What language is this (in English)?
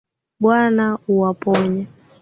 Swahili